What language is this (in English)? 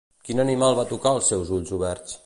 Catalan